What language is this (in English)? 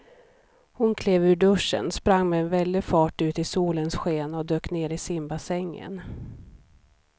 Swedish